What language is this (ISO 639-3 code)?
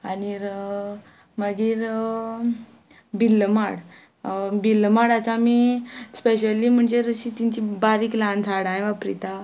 kok